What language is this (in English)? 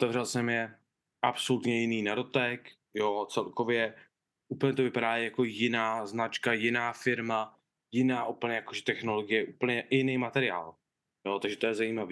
Czech